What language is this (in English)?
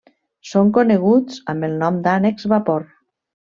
Catalan